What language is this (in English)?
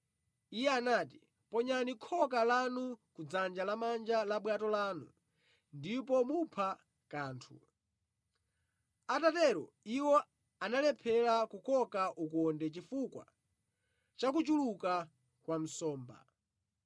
Nyanja